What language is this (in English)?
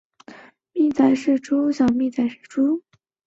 Chinese